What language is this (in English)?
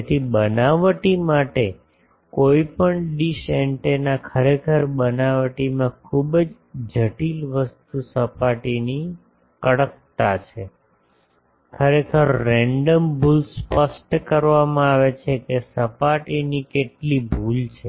Gujarati